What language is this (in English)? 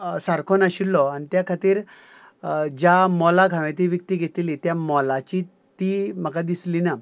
Konkani